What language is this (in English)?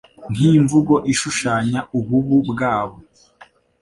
Kinyarwanda